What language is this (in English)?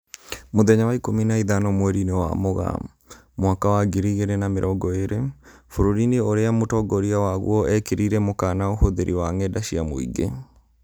Kikuyu